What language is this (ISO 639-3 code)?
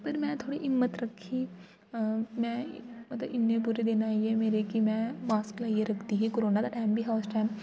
doi